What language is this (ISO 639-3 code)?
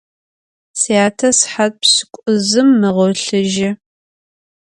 ady